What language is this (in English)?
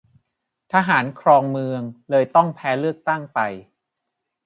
Thai